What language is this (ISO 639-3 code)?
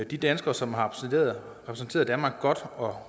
dan